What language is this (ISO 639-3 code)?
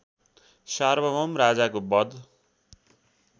nep